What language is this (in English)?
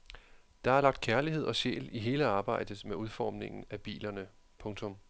Danish